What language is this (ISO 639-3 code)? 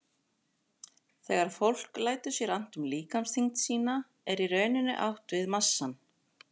isl